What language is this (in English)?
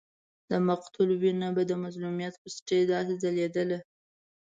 Pashto